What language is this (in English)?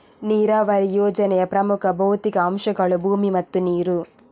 Kannada